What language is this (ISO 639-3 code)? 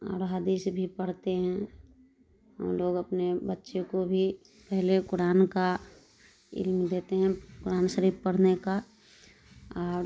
urd